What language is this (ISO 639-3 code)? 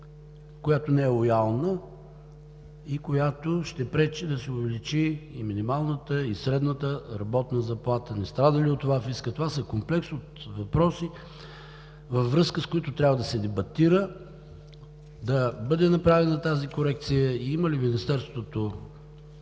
bul